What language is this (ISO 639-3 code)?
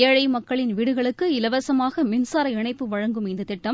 tam